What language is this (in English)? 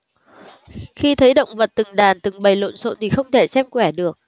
Vietnamese